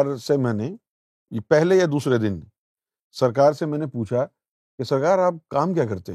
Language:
Urdu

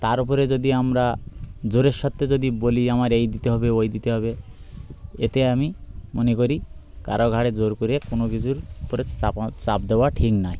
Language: Bangla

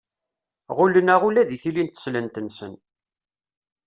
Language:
Kabyle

